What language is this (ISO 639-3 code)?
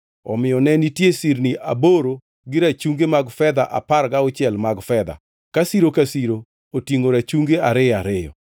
luo